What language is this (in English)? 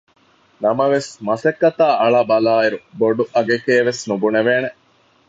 Divehi